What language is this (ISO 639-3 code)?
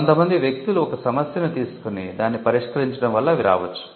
tel